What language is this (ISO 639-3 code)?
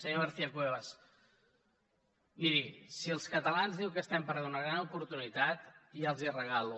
cat